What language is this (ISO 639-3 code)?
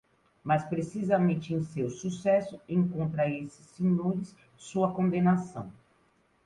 por